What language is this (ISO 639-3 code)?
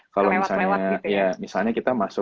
ind